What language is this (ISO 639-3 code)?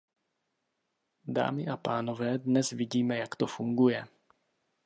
ces